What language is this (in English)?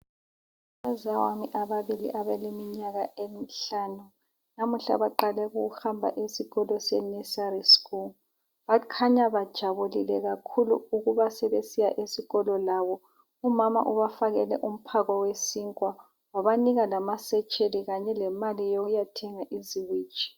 North Ndebele